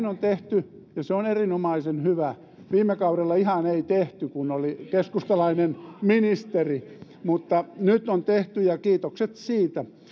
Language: Finnish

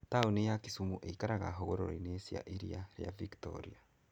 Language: Kikuyu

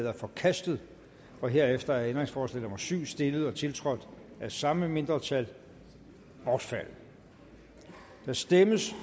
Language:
Danish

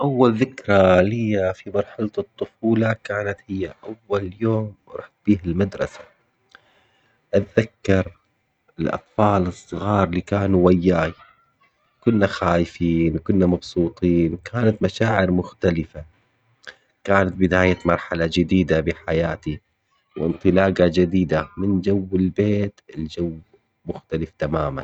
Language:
Omani Arabic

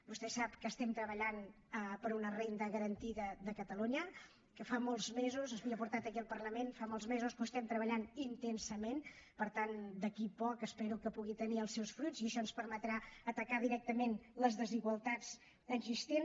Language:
Catalan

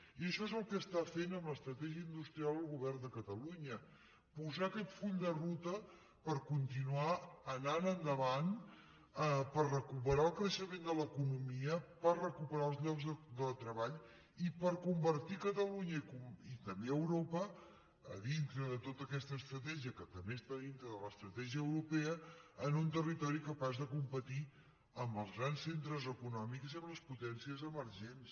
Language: Catalan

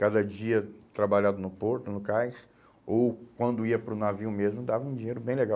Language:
Portuguese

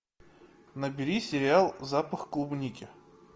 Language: Russian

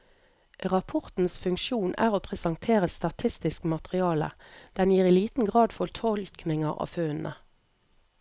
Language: Norwegian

